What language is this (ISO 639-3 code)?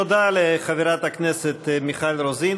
heb